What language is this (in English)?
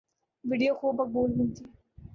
Urdu